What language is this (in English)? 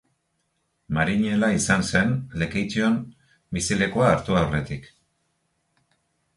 Basque